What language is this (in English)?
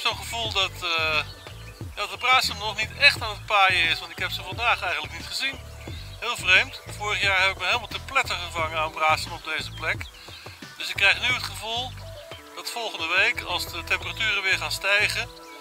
Dutch